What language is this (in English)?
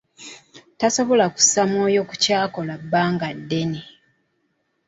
Ganda